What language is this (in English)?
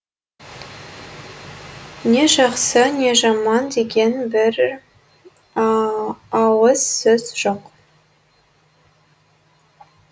Kazakh